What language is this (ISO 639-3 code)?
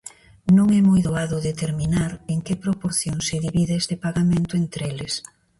glg